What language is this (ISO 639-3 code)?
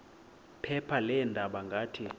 xho